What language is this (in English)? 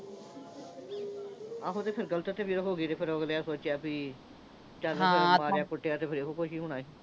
Punjabi